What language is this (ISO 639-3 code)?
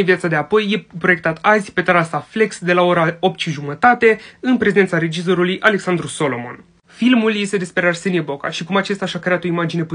ron